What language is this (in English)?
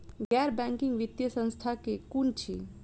Maithili